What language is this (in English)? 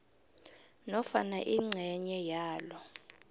South Ndebele